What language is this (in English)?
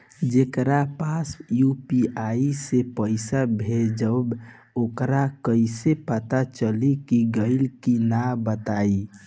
Bhojpuri